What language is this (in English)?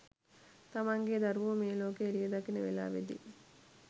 Sinhala